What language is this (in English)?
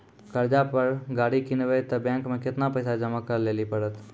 Maithili